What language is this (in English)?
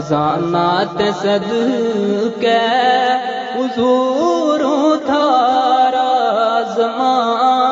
Urdu